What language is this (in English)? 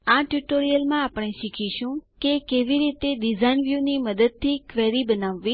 Gujarati